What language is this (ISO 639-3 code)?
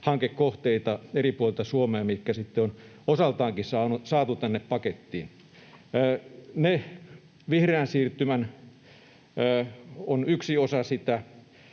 fin